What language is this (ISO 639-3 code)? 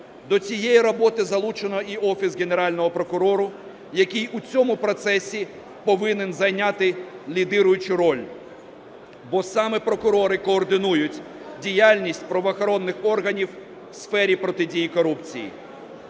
ukr